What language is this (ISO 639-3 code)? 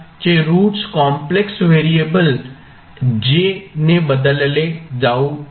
mar